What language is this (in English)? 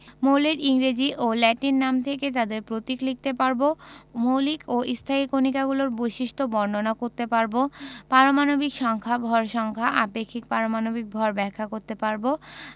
Bangla